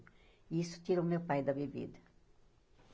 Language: Portuguese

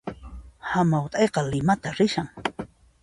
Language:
Puno Quechua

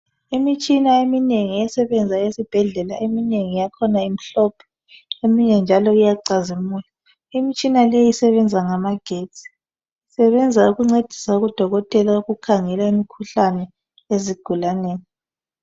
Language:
North Ndebele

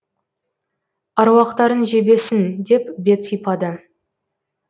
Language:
Kazakh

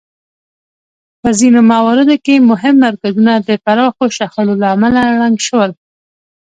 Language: Pashto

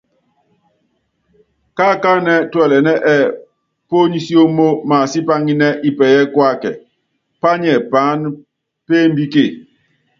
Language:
Yangben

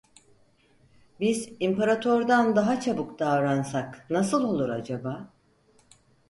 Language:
Turkish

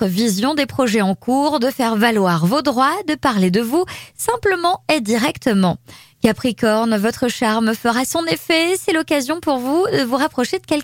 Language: French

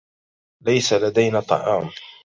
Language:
Arabic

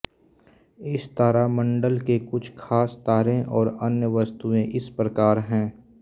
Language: Hindi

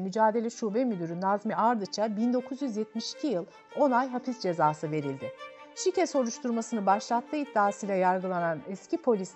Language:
Turkish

